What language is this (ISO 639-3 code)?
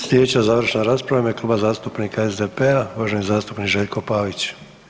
hrv